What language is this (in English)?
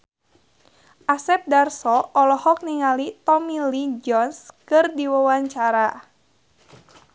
Sundanese